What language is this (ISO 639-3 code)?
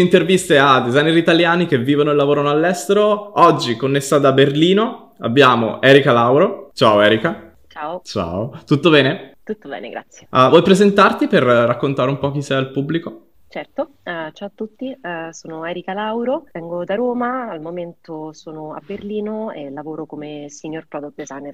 ita